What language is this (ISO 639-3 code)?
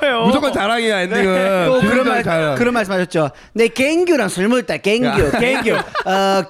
kor